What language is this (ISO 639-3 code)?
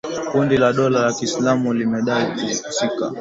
swa